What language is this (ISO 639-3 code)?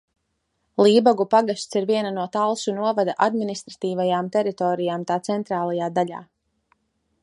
lav